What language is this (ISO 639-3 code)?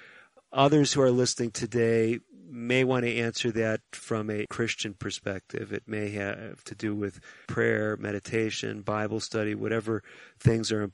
eng